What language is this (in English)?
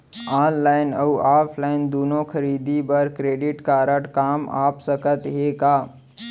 Chhattisgarhi